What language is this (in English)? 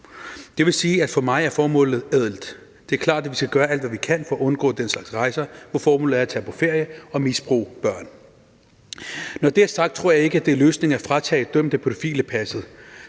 Danish